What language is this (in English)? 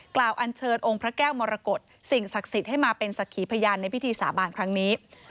Thai